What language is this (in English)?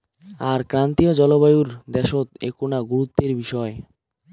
Bangla